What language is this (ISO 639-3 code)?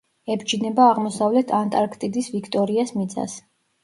kat